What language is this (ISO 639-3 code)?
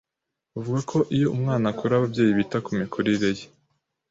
kin